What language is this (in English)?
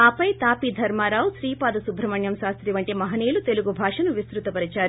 Telugu